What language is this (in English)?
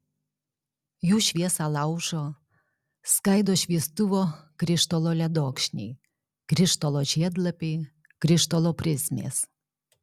Lithuanian